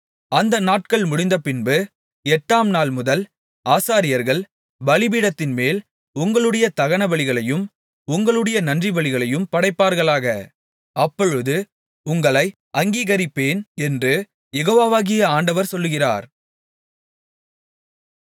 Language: Tamil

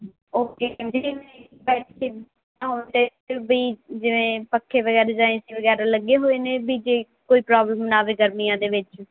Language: Punjabi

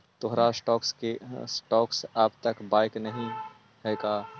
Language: Magahi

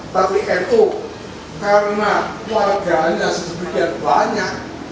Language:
Indonesian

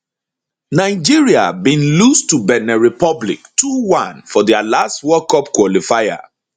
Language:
Nigerian Pidgin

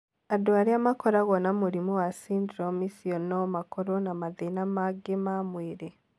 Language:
Kikuyu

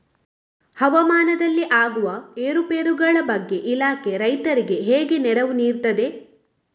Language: Kannada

